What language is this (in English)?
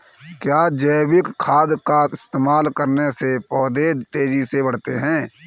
Hindi